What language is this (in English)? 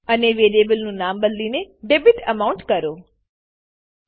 Gujarati